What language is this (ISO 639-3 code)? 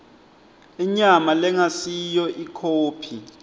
ssw